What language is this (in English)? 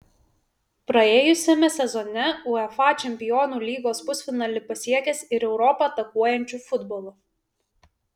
Lithuanian